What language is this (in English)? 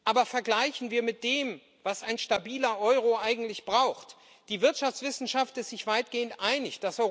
German